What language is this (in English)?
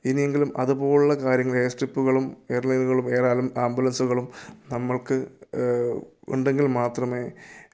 Malayalam